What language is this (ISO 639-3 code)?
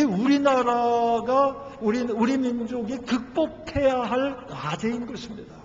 kor